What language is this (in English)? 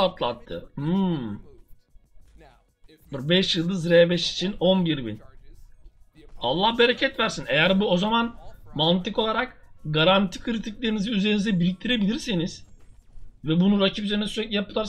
Turkish